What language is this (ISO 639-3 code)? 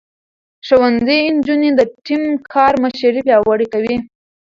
pus